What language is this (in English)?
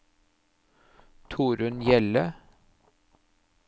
Norwegian